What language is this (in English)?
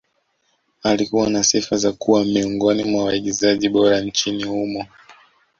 Swahili